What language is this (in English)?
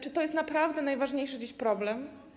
Polish